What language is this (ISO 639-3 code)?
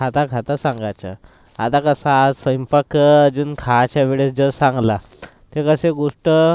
mar